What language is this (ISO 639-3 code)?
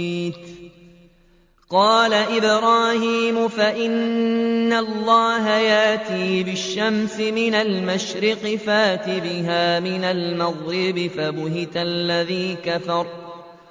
ara